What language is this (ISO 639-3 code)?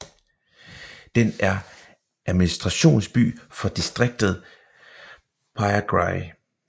dan